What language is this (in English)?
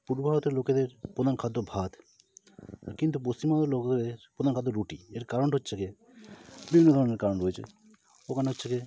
Bangla